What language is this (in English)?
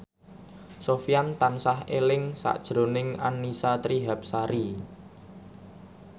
Javanese